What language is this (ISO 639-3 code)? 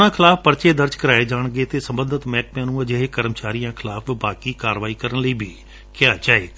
pan